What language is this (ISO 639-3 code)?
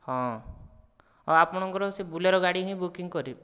ori